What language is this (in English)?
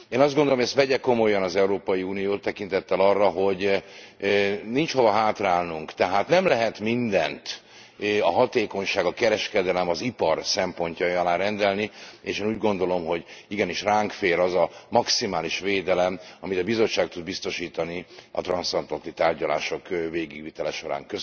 Hungarian